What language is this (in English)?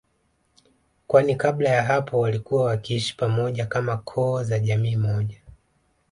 Swahili